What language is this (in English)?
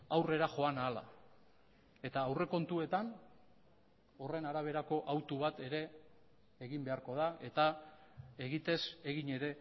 Basque